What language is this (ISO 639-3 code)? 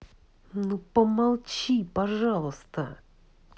rus